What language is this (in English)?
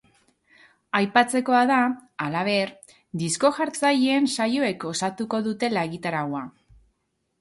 Basque